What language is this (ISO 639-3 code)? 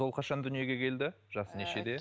kaz